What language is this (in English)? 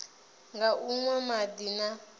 Venda